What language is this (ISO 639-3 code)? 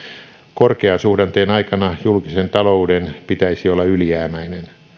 fin